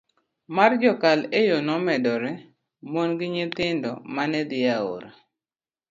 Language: Luo (Kenya and Tanzania)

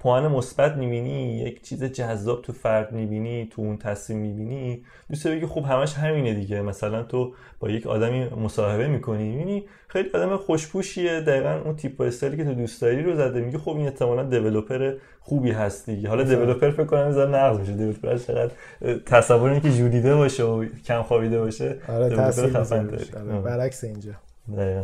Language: Persian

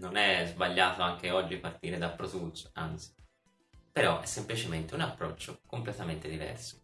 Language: Italian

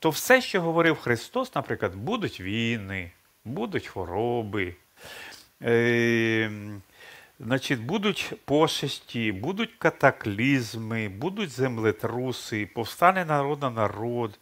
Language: Ukrainian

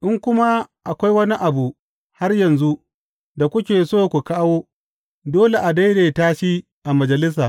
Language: Hausa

